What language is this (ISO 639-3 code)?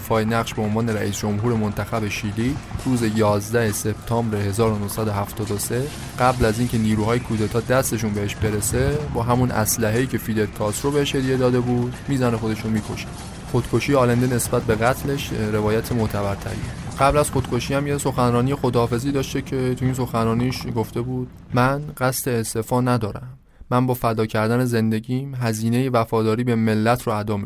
fas